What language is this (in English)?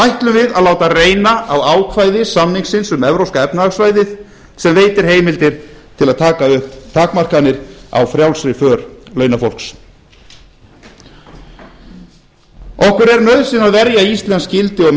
Icelandic